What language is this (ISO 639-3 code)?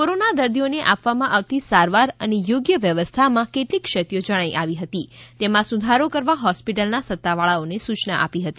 guj